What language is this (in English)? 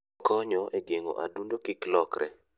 Luo (Kenya and Tanzania)